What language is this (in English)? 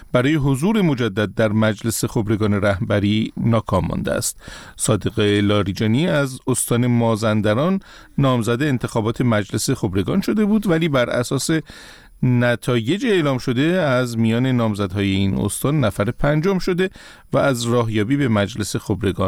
Persian